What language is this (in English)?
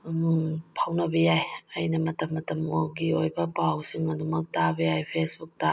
Manipuri